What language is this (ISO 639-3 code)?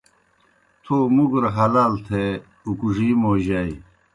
plk